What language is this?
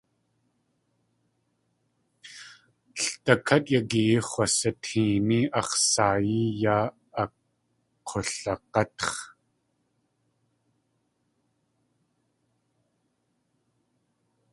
Tlingit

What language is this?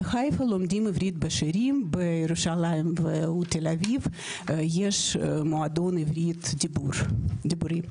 Hebrew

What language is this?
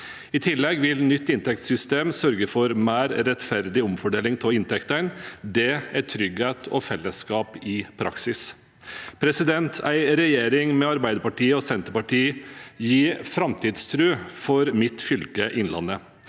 Norwegian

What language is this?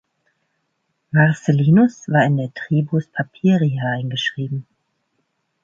German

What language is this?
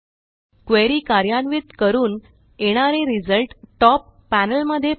Marathi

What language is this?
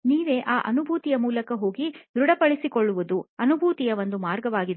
Kannada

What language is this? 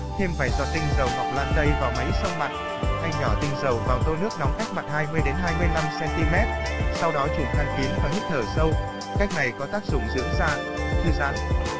Vietnamese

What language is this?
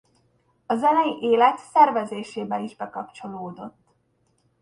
Hungarian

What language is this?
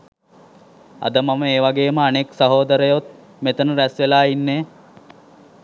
Sinhala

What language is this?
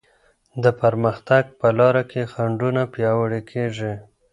Pashto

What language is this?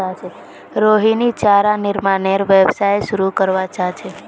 Magahi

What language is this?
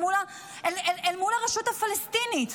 Hebrew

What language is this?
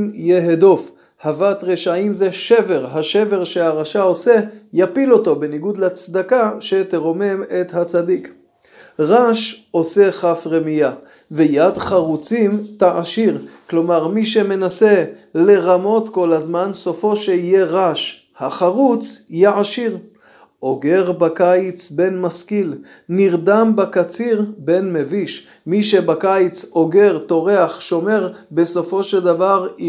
Hebrew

